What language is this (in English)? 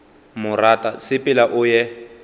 Northern Sotho